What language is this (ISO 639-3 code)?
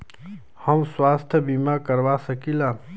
bho